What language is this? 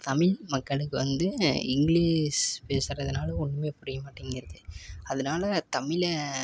Tamil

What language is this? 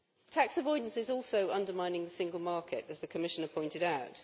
English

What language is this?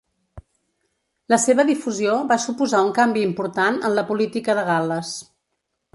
Catalan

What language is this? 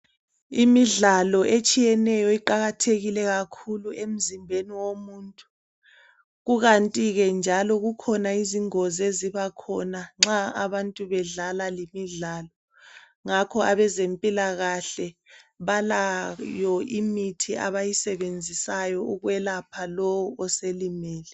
North Ndebele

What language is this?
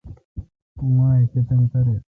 Kalkoti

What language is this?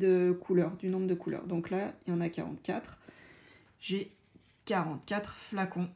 French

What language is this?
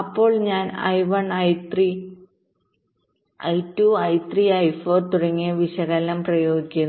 Malayalam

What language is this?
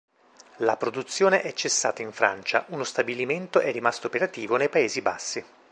Italian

